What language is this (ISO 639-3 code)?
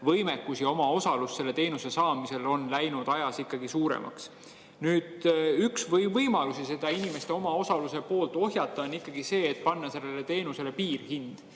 est